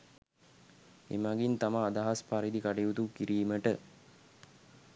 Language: Sinhala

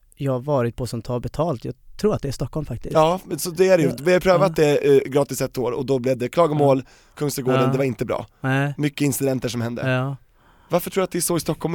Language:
Swedish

